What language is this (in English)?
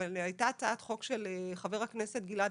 Hebrew